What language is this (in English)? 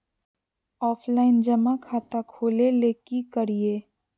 Magahi